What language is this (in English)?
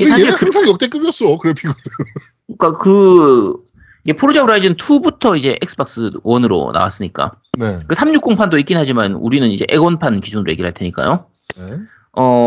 Korean